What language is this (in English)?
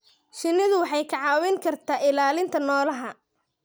Somali